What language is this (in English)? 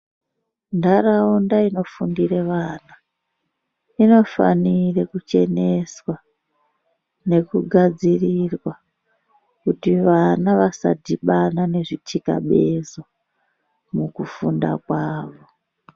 Ndau